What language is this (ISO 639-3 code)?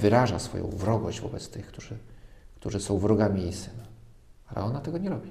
pol